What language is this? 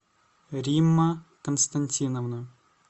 Russian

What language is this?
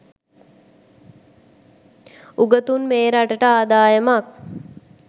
Sinhala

